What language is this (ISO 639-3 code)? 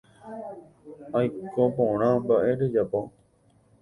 grn